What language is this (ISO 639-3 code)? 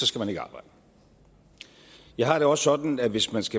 dan